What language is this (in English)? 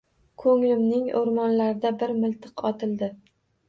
Uzbek